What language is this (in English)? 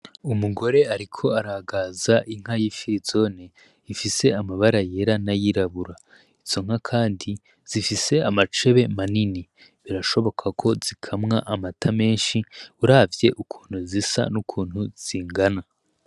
Rundi